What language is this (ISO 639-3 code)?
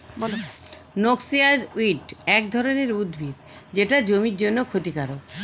ben